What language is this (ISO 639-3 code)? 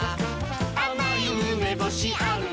jpn